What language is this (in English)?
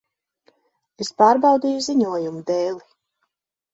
Latvian